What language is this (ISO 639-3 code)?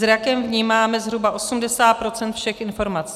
ces